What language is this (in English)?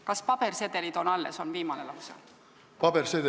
Estonian